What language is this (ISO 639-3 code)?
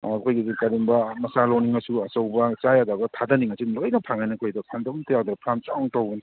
mni